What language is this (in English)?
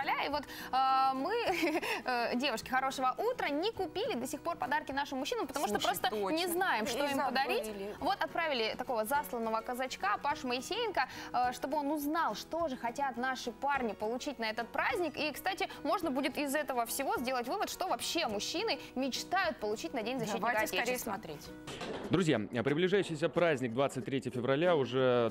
Russian